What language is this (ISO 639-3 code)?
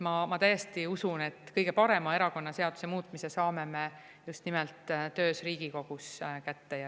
est